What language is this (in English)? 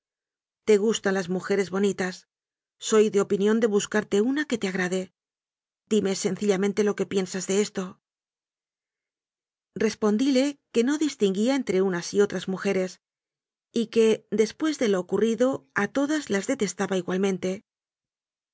Spanish